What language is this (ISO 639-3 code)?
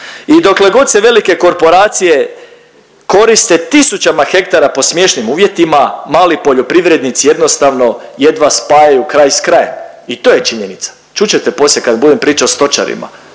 hrv